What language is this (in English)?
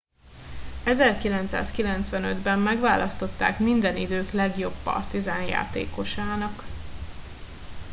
Hungarian